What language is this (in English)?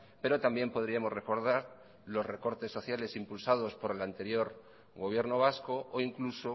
Spanish